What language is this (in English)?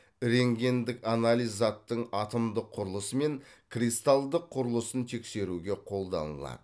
Kazakh